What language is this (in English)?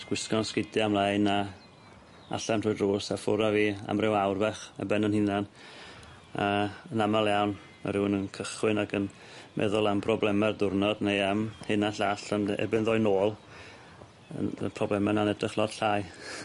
Welsh